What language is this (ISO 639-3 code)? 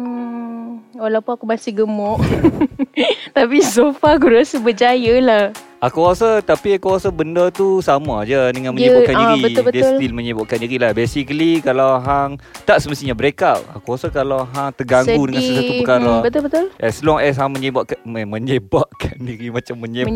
msa